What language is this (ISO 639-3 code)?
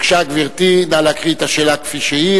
heb